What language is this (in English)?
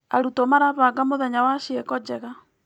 Kikuyu